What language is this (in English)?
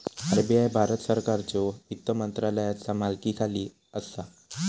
Marathi